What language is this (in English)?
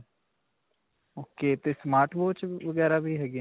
Punjabi